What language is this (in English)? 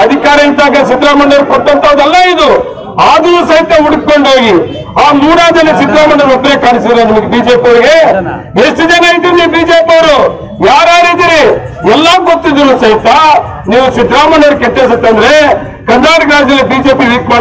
Kannada